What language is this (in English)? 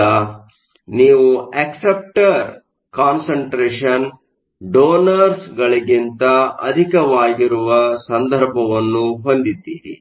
Kannada